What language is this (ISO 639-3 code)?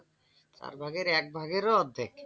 ben